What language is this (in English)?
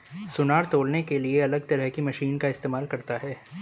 Hindi